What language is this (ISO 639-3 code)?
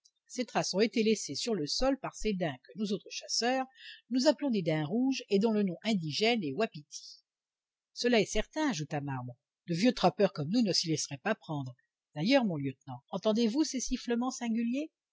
fra